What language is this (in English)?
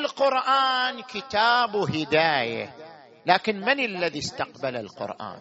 Arabic